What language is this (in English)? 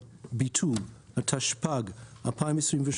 Hebrew